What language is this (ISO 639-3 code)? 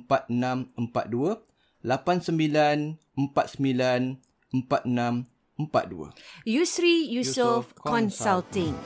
msa